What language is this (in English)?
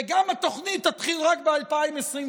Hebrew